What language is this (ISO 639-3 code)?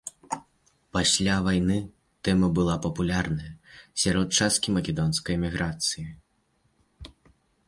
bel